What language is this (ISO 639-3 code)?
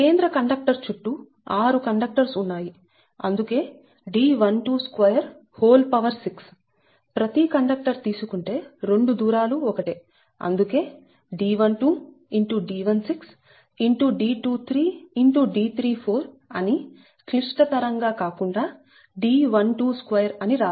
tel